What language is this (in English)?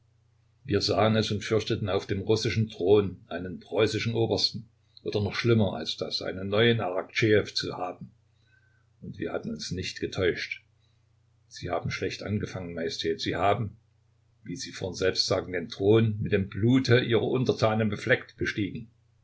German